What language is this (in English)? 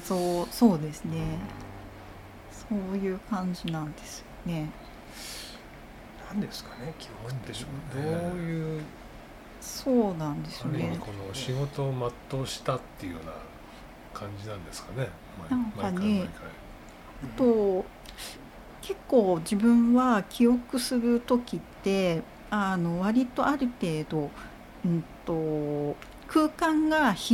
Japanese